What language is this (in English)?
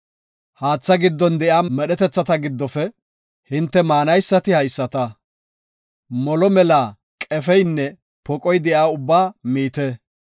Gofa